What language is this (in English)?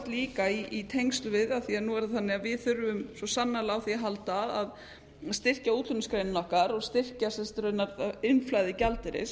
Icelandic